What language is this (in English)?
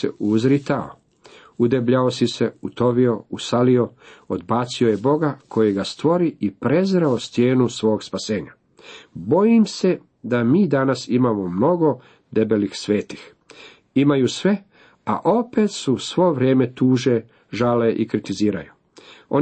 Croatian